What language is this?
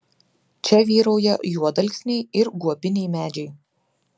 Lithuanian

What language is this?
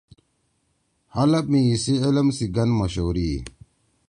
Torwali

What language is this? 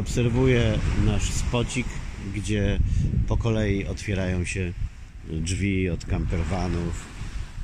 Polish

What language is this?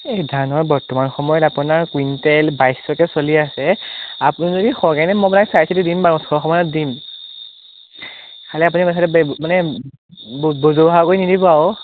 Assamese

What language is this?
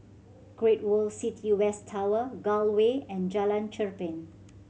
English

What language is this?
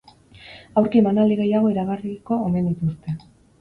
Basque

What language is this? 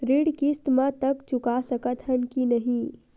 Chhattisgarhi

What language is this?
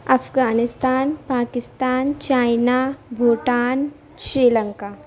Urdu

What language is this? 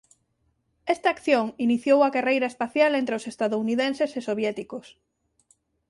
Galician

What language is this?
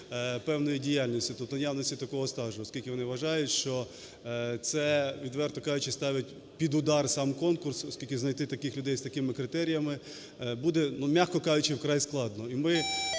Ukrainian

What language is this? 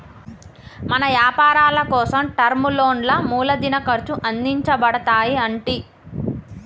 Telugu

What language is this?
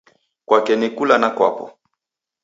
Taita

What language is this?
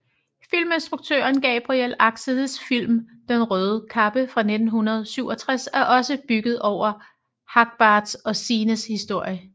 Danish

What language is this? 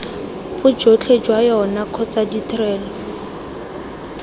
Tswana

